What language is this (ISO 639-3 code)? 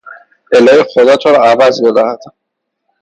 fas